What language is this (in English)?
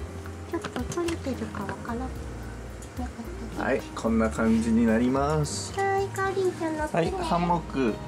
Japanese